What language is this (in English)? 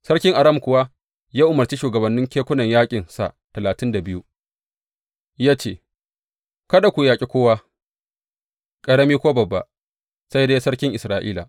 Hausa